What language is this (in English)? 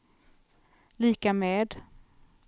Swedish